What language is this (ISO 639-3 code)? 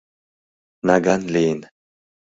chm